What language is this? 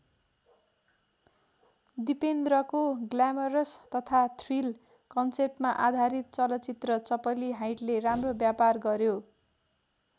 Nepali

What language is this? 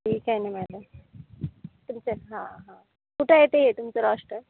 Marathi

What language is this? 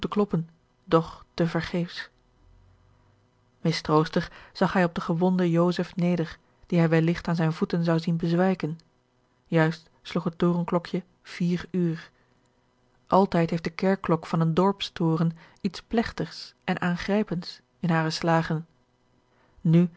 Dutch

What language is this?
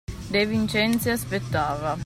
Italian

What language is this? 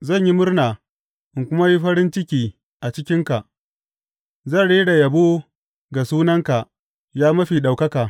Hausa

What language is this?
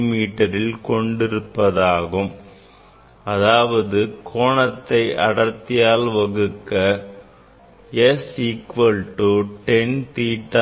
Tamil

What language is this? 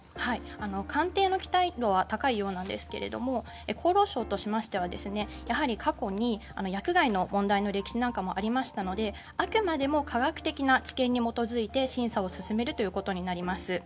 Japanese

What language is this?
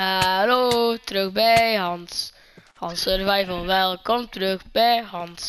Dutch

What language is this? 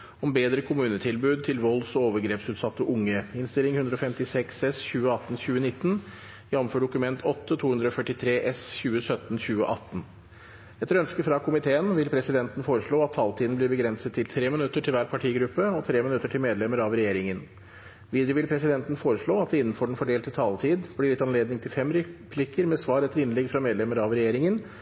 Norwegian Bokmål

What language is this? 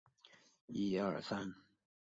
Chinese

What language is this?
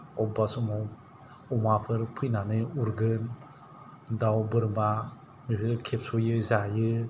Bodo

